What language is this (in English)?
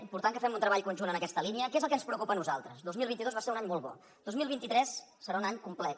Catalan